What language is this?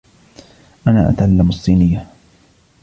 Arabic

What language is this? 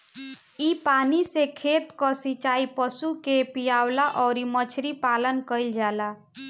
Bhojpuri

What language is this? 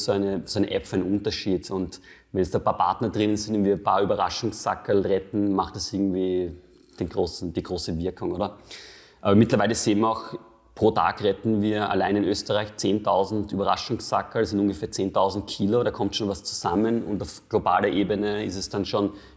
German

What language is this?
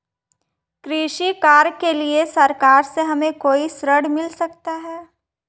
Hindi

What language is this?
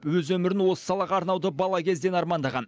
Kazakh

